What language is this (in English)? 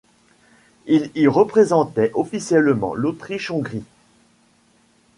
French